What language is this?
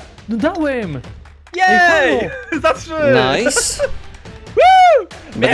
Polish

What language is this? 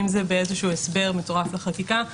Hebrew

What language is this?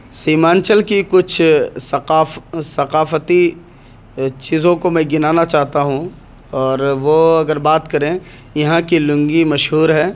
Urdu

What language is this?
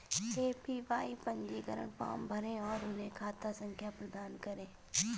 Hindi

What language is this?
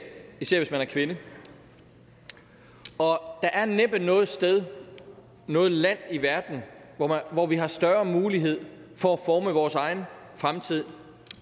Danish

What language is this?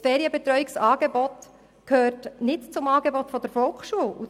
Swiss German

